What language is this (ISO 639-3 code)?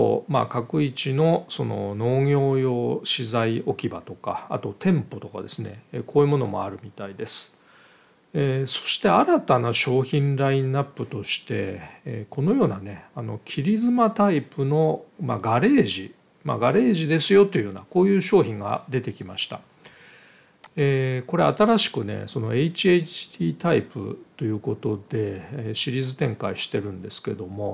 jpn